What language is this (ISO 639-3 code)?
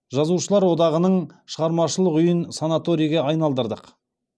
kaz